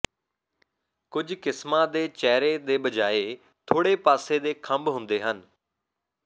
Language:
Punjabi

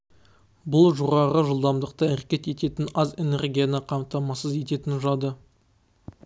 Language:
Kazakh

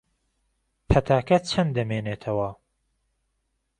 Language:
Central Kurdish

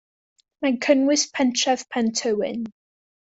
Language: Welsh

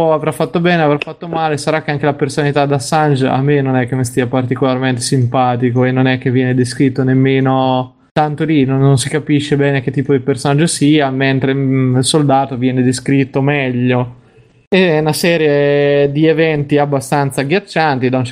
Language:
Italian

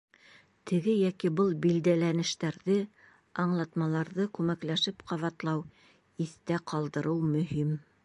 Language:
Bashkir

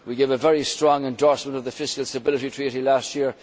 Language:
English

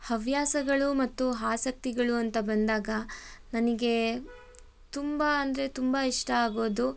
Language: Kannada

